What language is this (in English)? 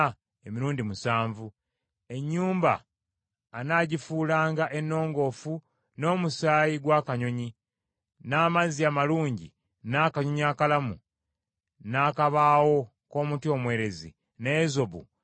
Ganda